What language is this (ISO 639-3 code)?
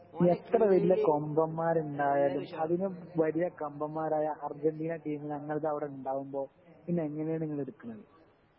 mal